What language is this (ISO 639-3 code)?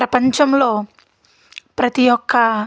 tel